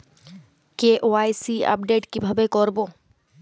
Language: Bangla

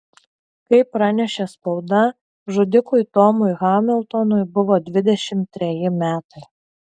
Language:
Lithuanian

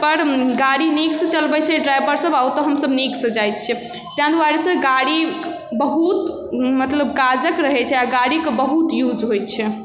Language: Maithili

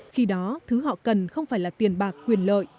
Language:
Vietnamese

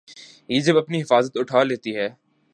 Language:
Urdu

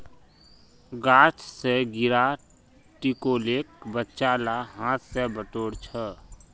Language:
Magahi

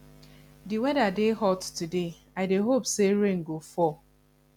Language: Nigerian Pidgin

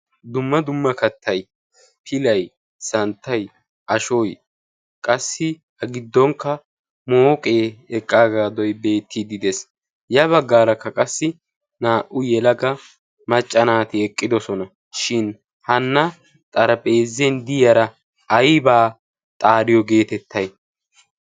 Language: Wolaytta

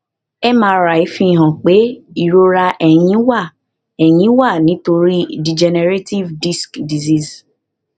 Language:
Yoruba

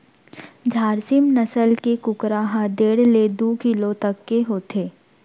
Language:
Chhattisgarhi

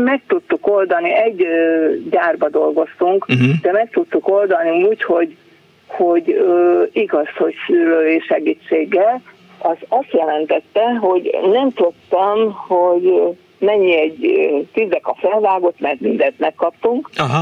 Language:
Hungarian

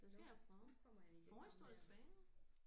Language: Danish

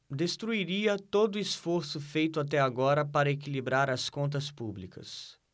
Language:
Portuguese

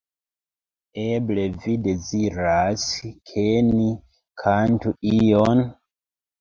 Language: Esperanto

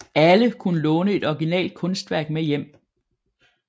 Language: Danish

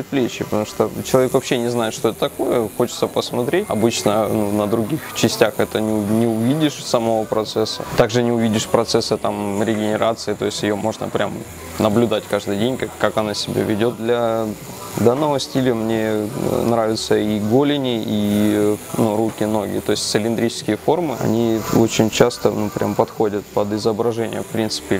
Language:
Russian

